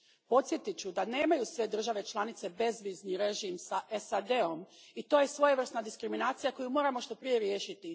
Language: Croatian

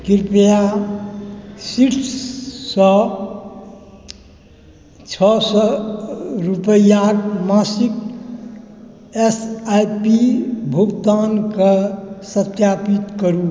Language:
Maithili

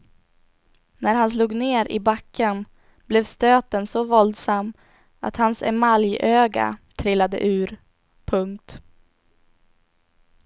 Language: Swedish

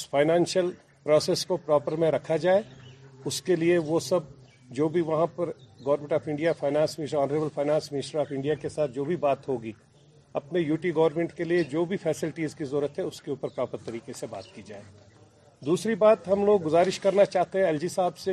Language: Urdu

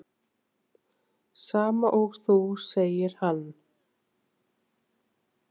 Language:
Icelandic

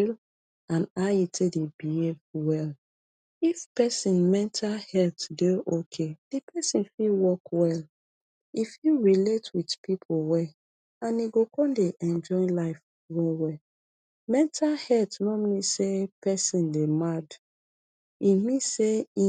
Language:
Nigerian Pidgin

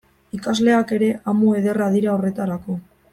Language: Basque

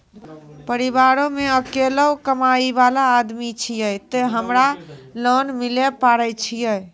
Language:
Maithili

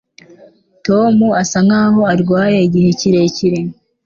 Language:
Kinyarwanda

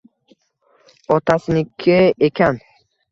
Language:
Uzbek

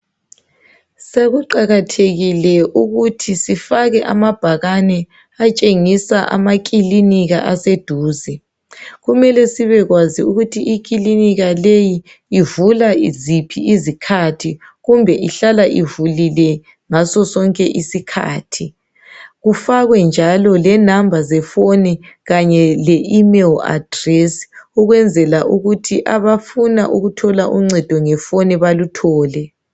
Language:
North Ndebele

